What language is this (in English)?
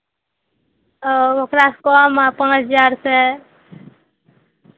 Maithili